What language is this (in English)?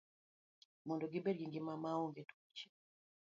Luo (Kenya and Tanzania)